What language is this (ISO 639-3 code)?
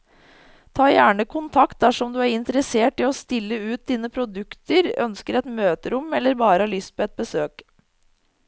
nor